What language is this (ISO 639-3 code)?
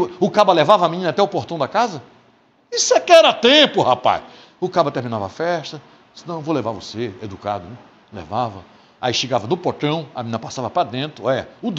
por